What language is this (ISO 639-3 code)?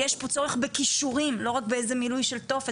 heb